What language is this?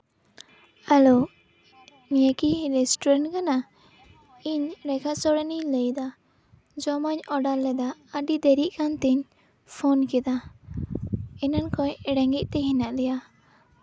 Santali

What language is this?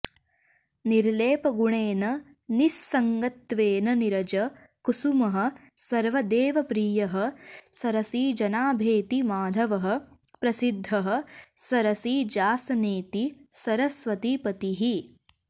Sanskrit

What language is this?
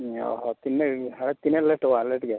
Santali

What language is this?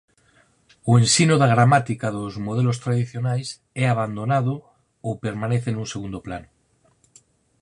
Galician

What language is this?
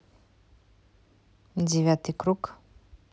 Russian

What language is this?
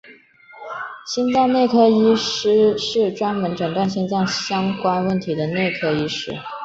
Chinese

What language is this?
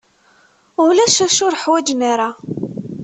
Kabyle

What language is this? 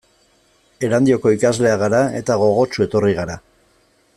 Basque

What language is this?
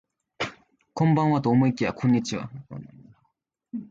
Japanese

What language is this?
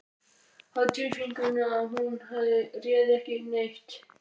Icelandic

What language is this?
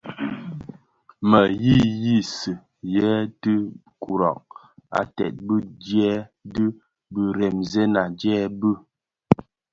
Bafia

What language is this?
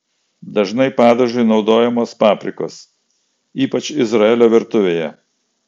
Lithuanian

